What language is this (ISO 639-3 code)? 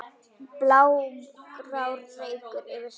isl